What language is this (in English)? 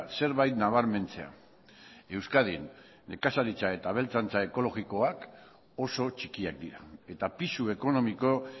Basque